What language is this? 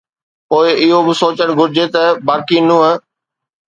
Sindhi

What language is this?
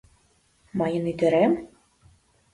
Mari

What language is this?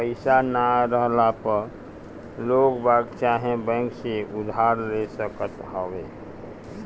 Bhojpuri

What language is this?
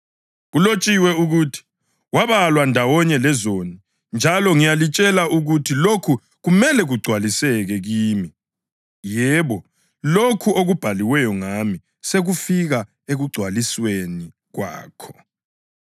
North Ndebele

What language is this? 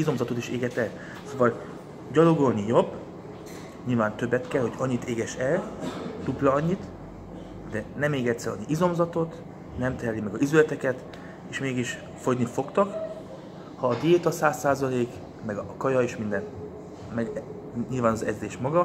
Hungarian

